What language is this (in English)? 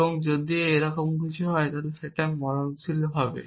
Bangla